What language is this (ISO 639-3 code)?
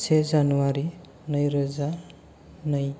brx